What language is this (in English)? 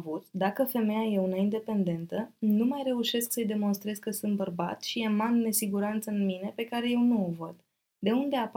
Romanian